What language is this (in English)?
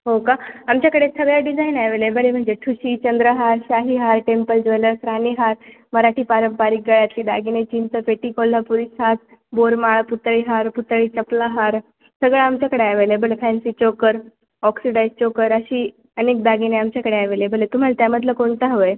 Marathi